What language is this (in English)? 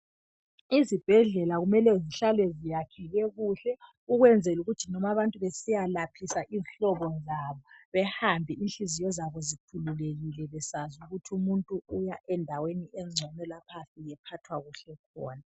North Ndebele